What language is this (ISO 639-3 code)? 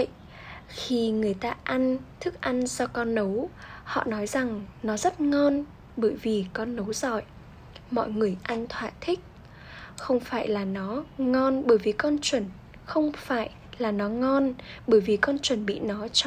vie